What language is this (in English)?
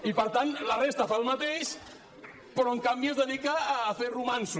Catalan